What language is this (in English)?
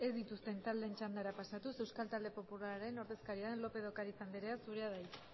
Basque